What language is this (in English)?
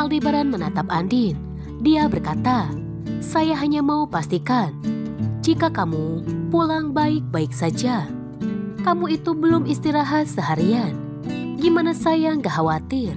Indonesian